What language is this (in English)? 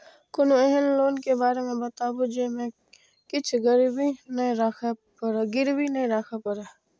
Maithili